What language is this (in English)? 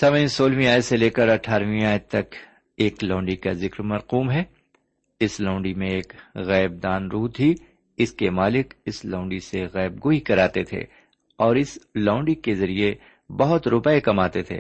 Urdu